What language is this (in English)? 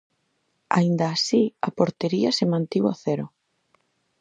Galician